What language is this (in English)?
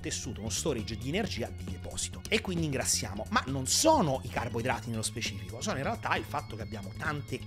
Italian